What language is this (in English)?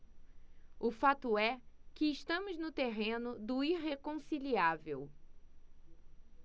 Portuguese